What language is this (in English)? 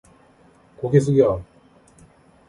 Korean